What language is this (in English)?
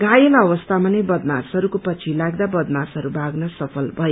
Nepali